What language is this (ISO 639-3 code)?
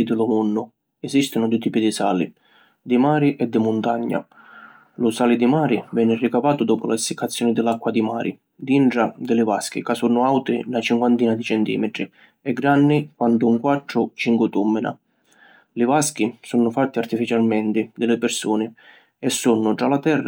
scn